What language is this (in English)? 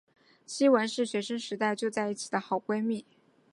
Chinese